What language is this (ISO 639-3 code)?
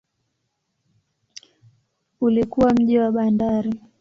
swa